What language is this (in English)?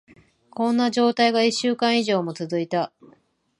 Japanese